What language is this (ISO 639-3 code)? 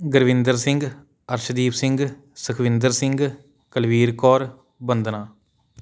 pan